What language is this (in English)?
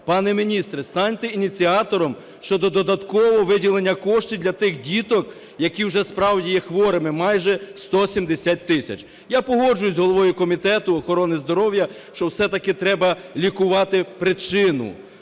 Ukrainian